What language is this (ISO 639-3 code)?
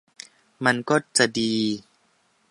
tha